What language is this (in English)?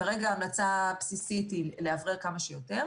Hebrew